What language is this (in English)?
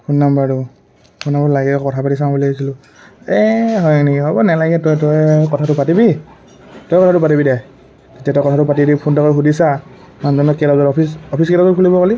Assamese